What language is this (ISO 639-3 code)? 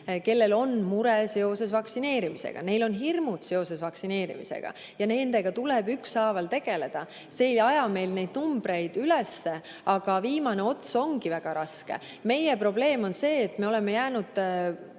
est